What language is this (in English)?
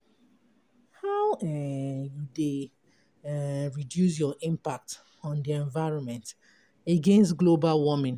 Nigerian Pidgin